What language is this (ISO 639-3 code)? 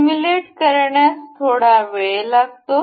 mar